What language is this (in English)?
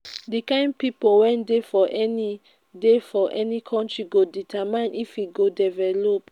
Nigerian Pidgin